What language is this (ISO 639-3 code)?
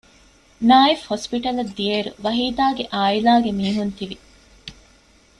div